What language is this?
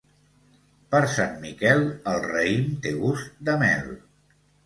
Catalan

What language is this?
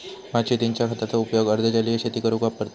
Marathi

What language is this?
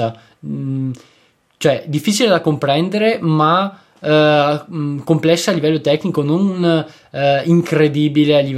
Italian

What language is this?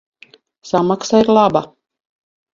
Latvian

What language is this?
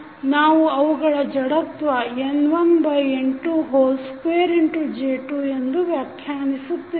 Kannada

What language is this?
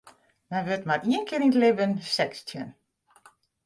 Western Frisian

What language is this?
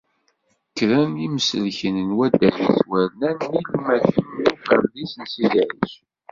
Kabyle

